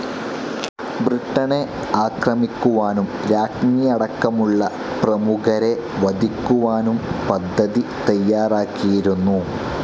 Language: Malayalam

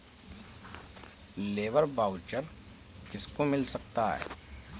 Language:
Hindi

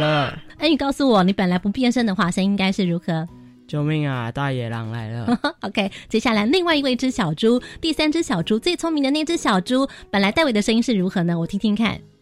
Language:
Chinese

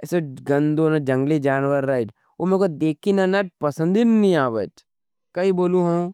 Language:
Nimadi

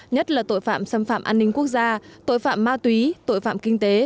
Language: Vietnamese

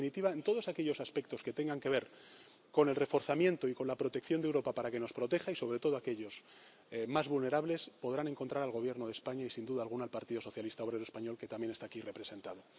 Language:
Spanish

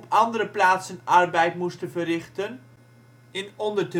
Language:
Dutch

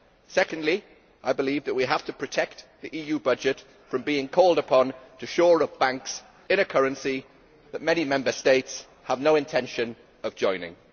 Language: English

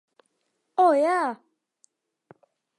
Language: Latvian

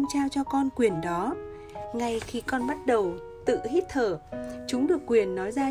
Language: Vietnamese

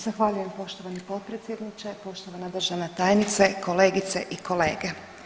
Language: Croatian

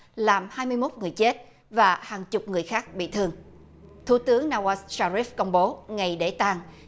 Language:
Vietnamese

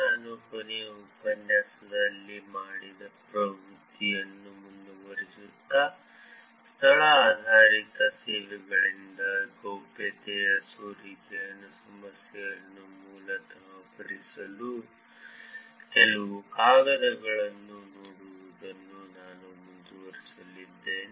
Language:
Kannada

